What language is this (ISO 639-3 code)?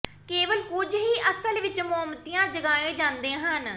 pan